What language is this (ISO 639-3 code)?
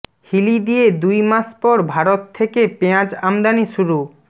ben